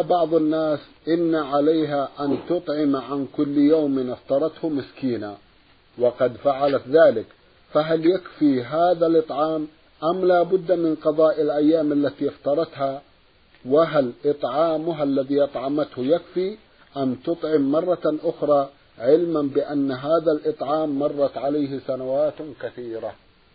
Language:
Arabic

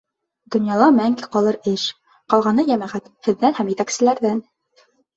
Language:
Bashkir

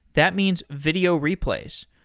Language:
English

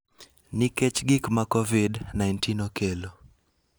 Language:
Luo (Kenya and Tanzania)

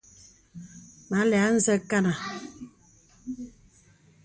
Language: Bebele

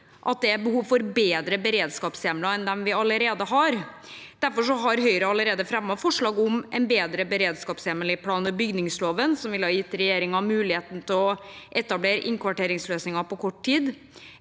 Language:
Norwegian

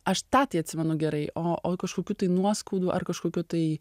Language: Lithuanian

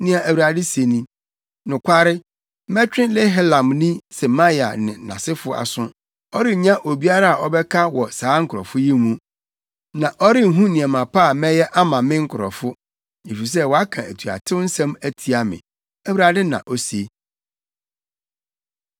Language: Akan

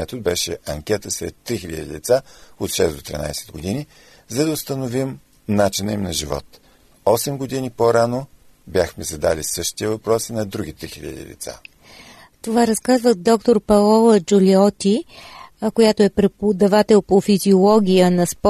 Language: Bulgarian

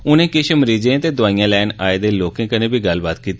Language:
Dogri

